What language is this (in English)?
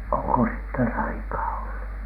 Finnish